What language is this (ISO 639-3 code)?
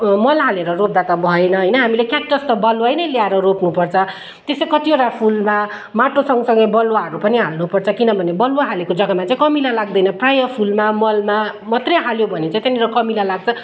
nep